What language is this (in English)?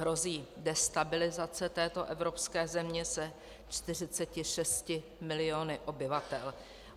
Czech